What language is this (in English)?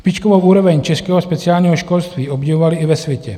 Czech